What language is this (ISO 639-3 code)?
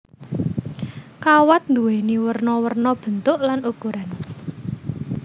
jav